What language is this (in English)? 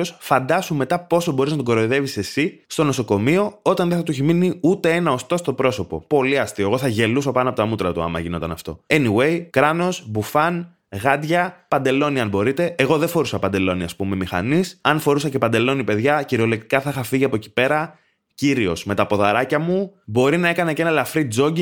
Greek